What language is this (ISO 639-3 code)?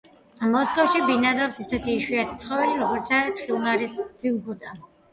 kat